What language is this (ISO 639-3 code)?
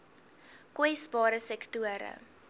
afr